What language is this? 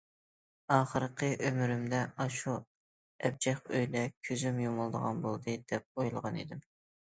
Uyghur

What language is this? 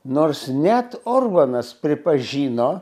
Lithuanian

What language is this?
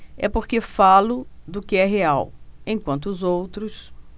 Portuguese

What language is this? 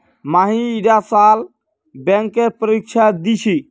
Magahi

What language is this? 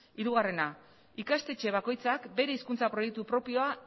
Basque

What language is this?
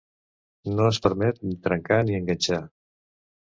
Catalan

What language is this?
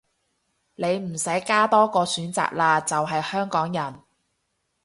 Cantonese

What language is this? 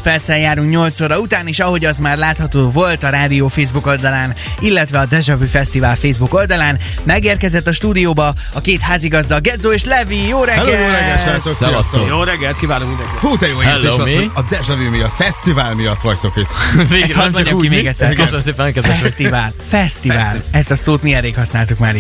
Hungarian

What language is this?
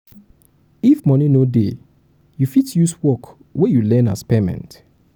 Nigerian Pidgin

